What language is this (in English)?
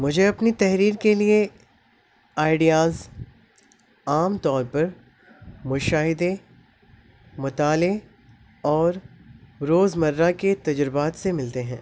Urdu